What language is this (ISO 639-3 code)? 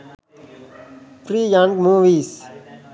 sin